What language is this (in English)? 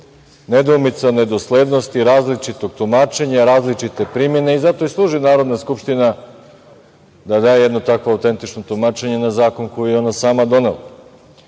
Serbian